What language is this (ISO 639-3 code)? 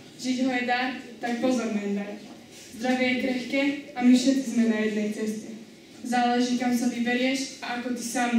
ces